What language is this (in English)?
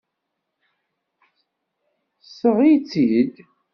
Kabyle